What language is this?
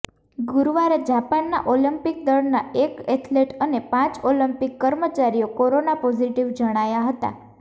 Gujarati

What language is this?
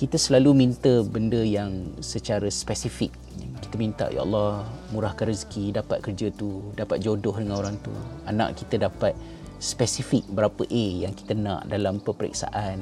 Malay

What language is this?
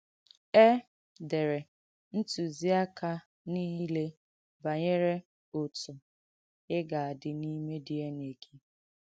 Igbo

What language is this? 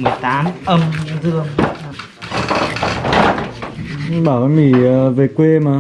Vietnamese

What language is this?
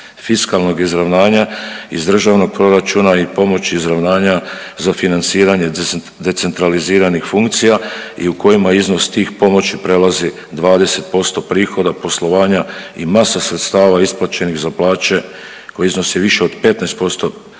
Croatian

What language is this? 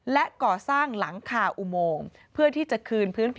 Thai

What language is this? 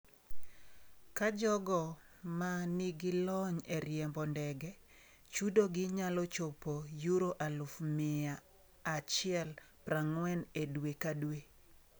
Luo (Kenya and Tanzania)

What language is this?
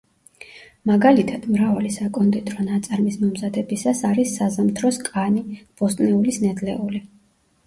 Georgian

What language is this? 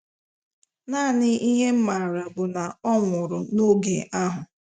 Igbo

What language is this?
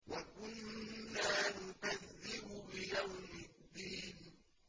Arabic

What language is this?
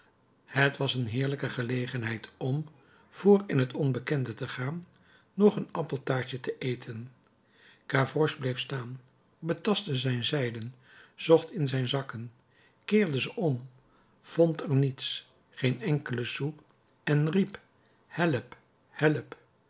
Dutch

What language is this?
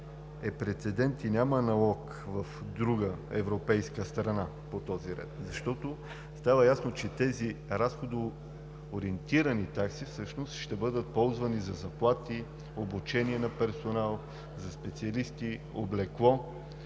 Bulgarian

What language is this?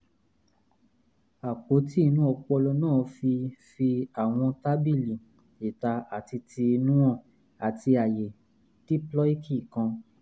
Yoruba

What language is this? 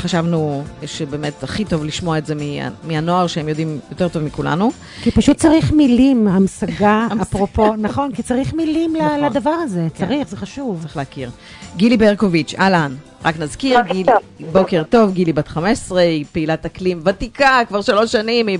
Hebrew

